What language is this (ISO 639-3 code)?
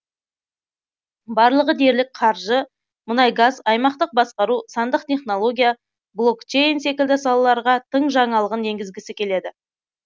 kaz